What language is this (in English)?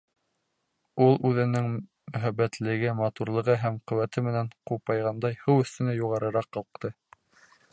Bashkir